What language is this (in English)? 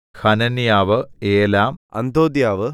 Malayalam